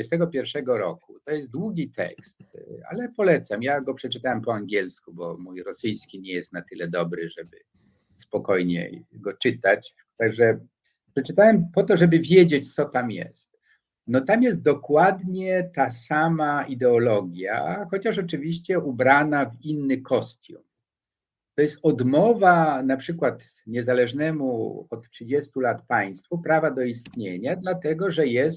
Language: Polish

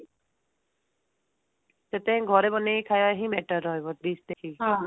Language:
Odia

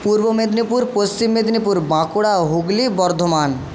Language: Bangla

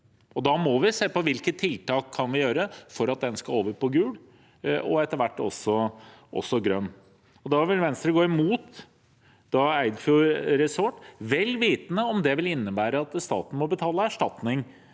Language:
Norwegian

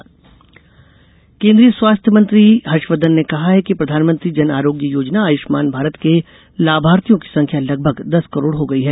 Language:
Hindi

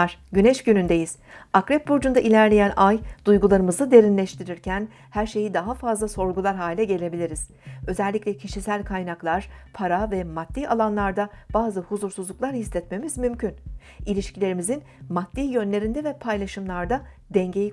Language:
Turkish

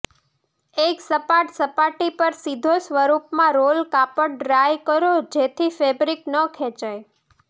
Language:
Gujarati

